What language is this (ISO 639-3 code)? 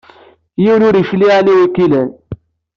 kab